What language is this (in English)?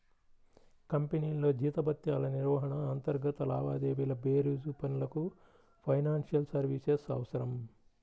Telugu